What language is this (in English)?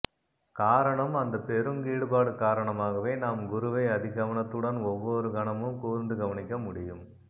Tamil